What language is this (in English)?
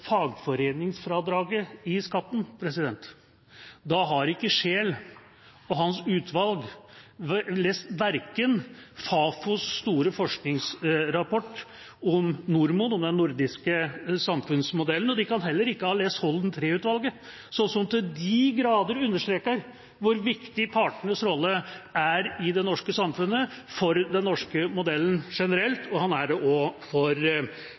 Norwegian Bokmål